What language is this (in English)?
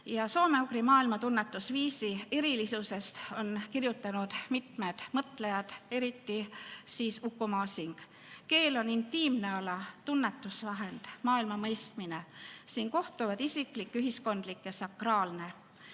Estonian